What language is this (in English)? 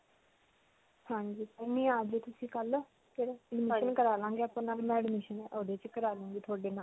Punjabi